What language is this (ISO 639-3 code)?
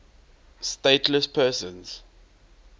eng